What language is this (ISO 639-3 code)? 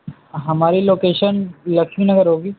urd